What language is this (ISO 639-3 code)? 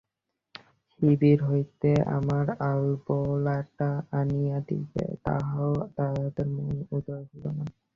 ben